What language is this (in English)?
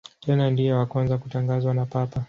Swahili